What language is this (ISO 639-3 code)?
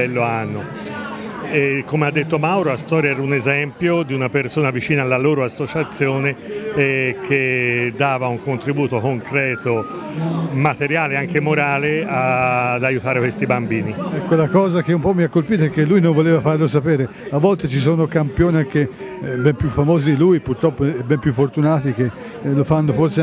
ita